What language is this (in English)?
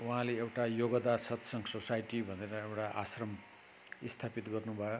Nepali